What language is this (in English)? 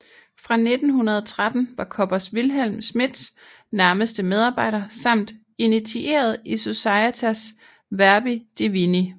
Danish